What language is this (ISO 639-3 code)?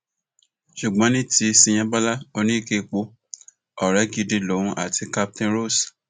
yor